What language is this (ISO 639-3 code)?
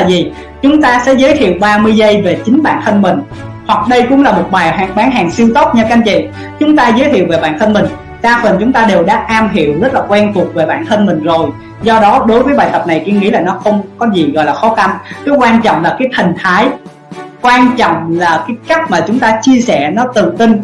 vie